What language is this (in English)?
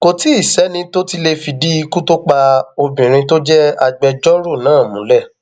Yoruba